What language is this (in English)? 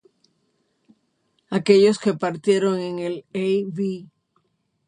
Spanish